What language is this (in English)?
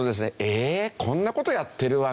Japanese